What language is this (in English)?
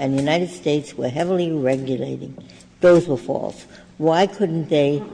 English